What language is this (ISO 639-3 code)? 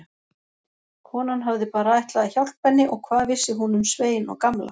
isl